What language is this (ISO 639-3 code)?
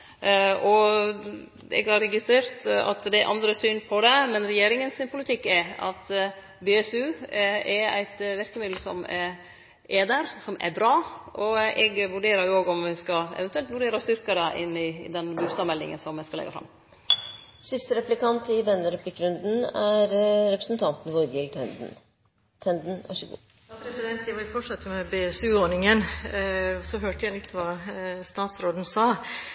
nor